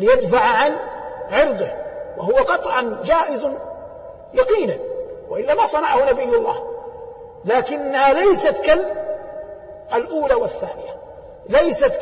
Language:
Arabic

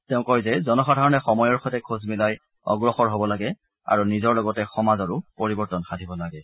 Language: Assamese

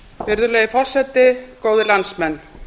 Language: Icelandic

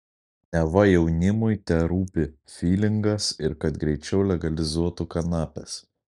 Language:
Lithuanian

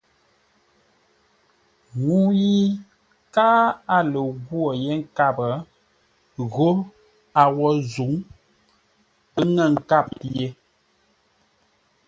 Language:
Ngombale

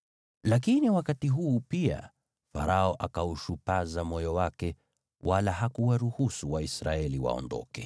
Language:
Swahili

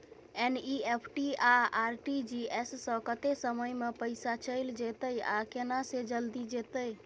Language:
Maithili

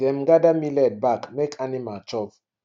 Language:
Nigerian Pidgin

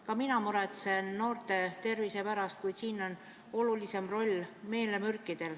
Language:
Estonian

